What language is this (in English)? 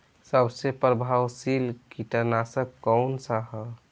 Bhojpuri